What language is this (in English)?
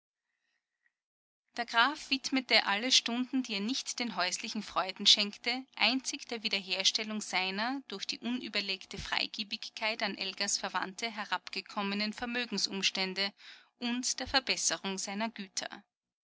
German